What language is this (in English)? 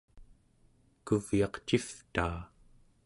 Central Yupik